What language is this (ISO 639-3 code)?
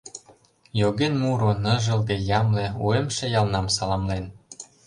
chm